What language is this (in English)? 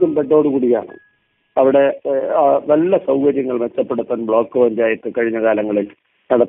Malayalam